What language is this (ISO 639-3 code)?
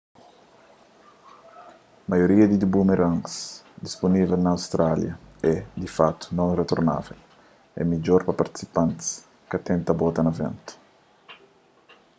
kea